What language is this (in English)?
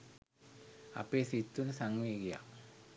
Sinhala